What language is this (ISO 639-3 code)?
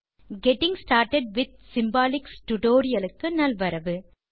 tam